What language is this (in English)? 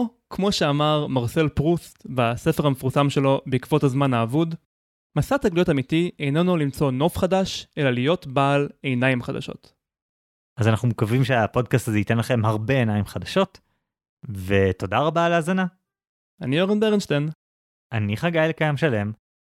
Hebrew